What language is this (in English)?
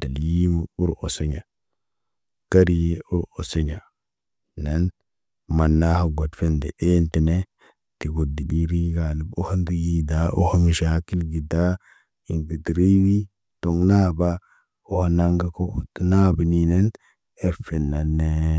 Naba